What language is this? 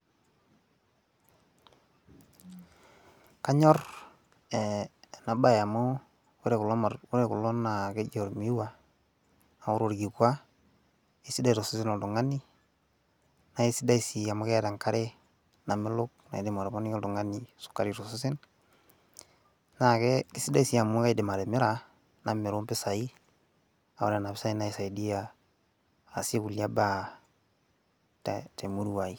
Masai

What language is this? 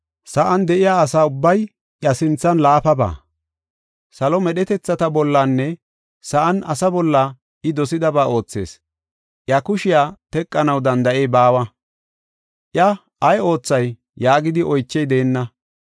Gofa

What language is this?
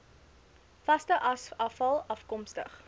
Afrikaans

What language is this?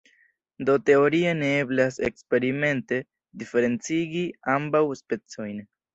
Esperanto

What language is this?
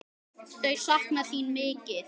Icelandic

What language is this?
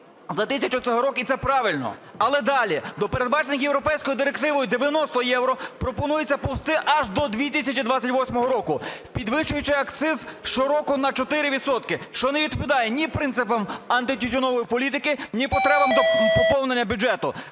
Ukrainian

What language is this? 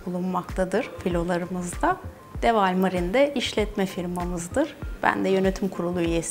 Turkish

